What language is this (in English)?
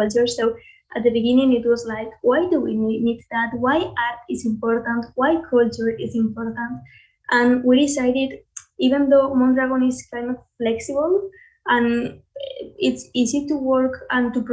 English